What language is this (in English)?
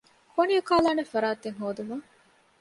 Divehi